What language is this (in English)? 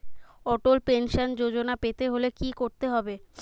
Bangla